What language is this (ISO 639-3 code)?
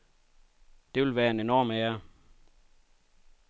dan